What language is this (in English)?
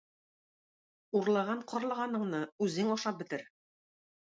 Tatar